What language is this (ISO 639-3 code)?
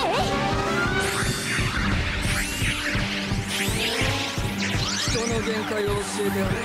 jpn